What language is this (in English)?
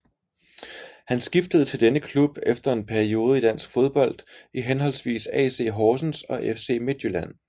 Danish